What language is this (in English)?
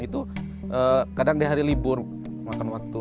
Indonesian